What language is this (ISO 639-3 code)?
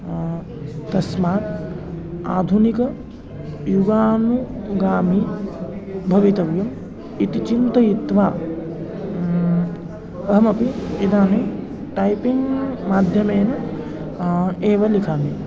san